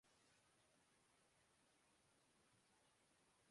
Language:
Urdu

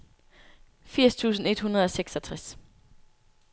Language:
Danish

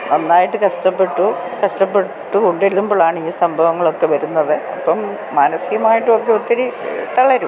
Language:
Malayalam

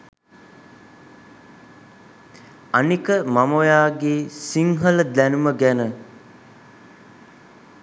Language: Sinhala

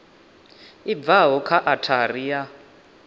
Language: Venda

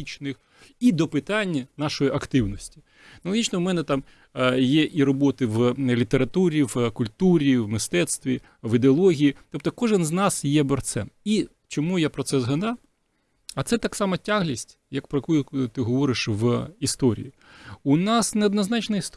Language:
Ukrainian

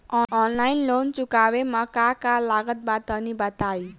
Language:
Bhojpuri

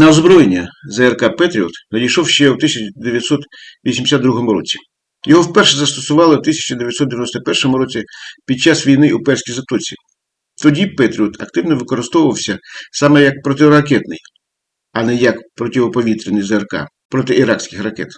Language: Ukrainian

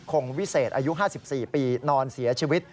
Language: Thai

